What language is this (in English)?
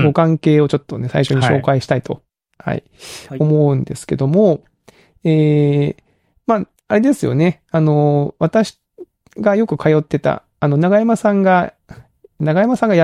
Japanese